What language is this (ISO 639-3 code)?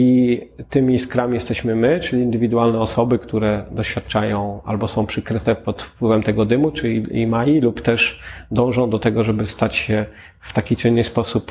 pol